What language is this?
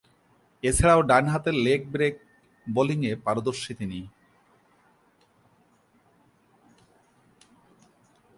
Bangla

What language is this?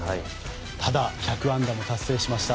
Japanese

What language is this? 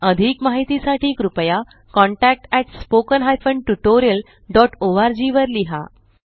Marathi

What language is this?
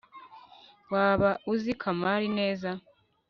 Kinyarwanda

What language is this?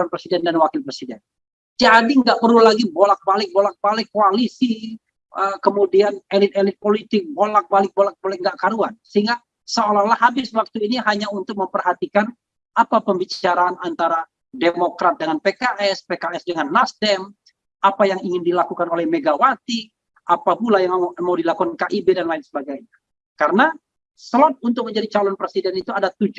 Indonesian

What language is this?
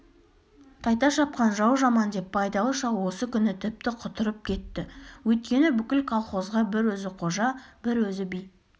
Kazakh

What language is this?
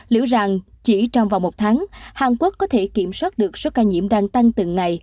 Vietnamese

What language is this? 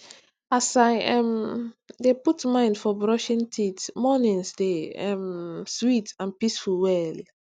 Nigerian Pidgin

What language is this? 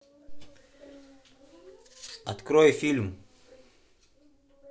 Russian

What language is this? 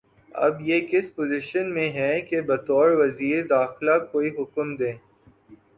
Urdu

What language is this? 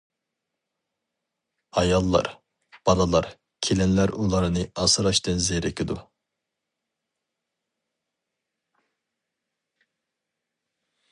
Uyghur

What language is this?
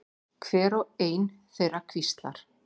Icelandic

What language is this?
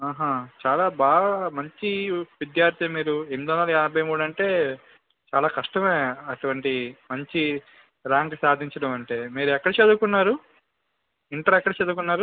Telugu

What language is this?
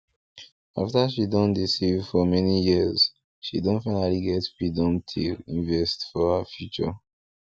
Nigerian Pidgin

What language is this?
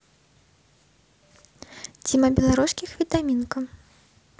Russian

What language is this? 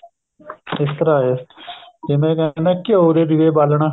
Punjabi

